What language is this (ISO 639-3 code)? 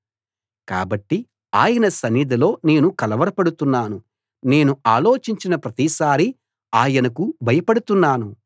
tel